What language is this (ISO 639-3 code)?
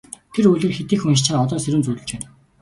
mon